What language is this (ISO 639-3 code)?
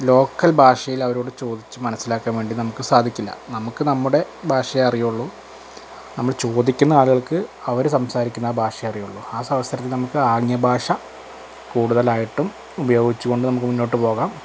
mal